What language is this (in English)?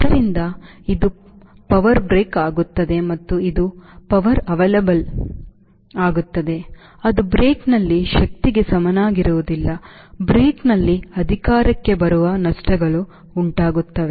Kannada